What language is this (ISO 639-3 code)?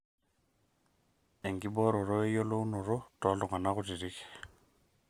mas